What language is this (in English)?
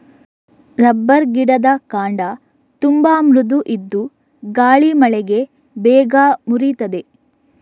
Kannada